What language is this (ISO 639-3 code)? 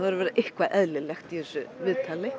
isl